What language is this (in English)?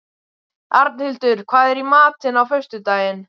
Icelandic